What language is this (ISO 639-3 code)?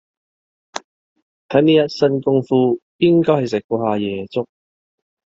yue